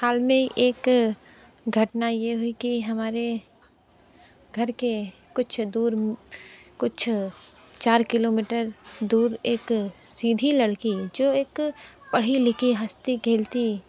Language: Hindi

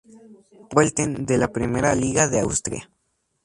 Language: Spanish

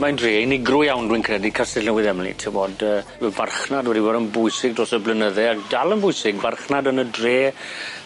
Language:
Welsh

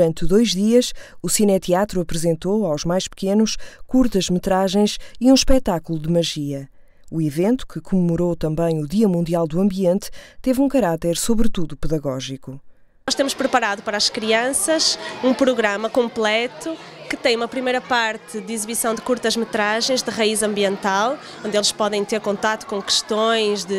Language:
Portuguese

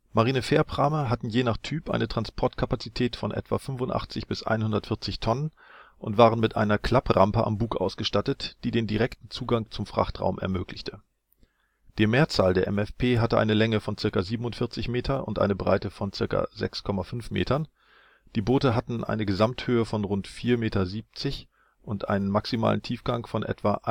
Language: German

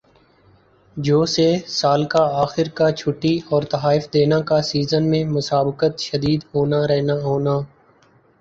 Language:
Urdu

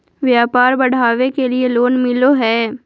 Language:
Magahi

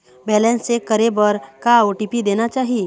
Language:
Chhattisgarhi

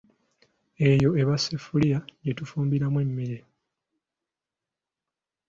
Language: Ganda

